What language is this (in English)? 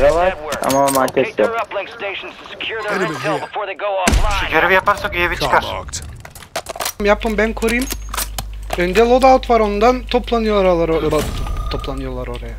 Turkish